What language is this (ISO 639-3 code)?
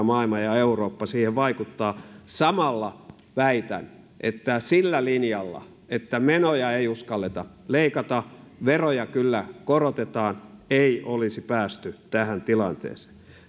fin